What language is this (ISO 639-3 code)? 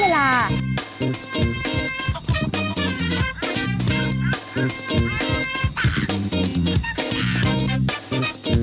tha